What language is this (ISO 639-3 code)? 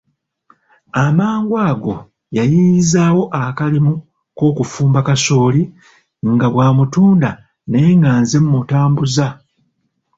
lug